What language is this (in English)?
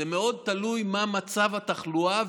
Hebrew